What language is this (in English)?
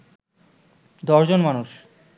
Bangla